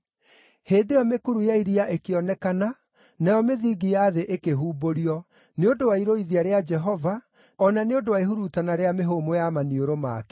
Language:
Kikuyu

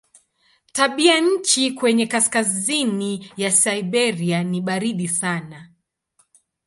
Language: Swahili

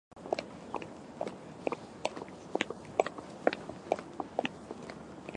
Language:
Japanese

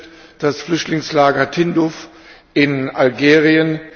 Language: German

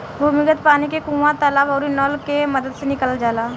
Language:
Bhojpuri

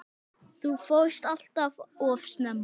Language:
Icelandic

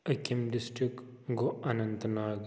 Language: Kashmiri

